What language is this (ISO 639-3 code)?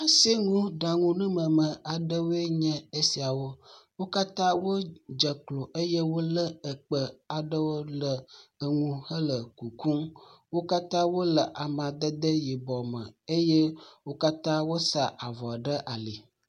ewe